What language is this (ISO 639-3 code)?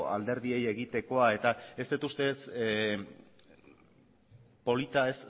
eus